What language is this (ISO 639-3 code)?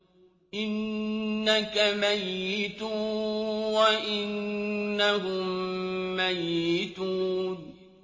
ara